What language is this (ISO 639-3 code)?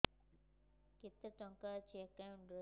ori